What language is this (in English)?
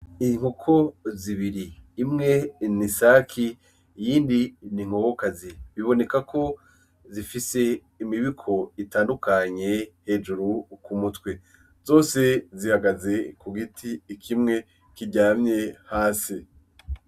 Rundi